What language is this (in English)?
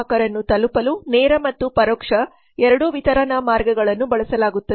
Kannada